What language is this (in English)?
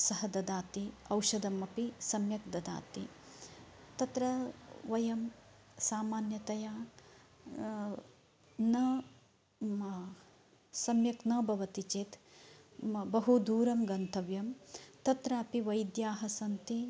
Sanskrit